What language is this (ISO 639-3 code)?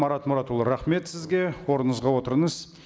kaz